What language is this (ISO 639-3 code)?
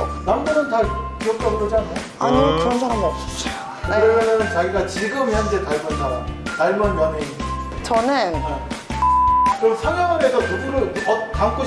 kor